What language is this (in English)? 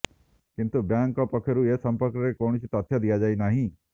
Odia